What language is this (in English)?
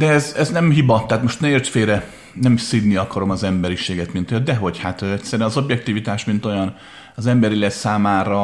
Hungarian